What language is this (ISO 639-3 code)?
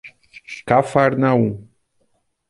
por